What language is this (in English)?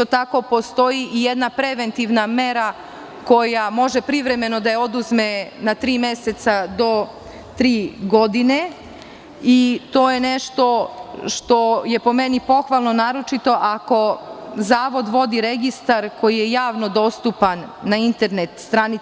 Serbian